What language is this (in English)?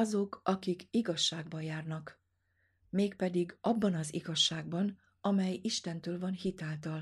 Hungarian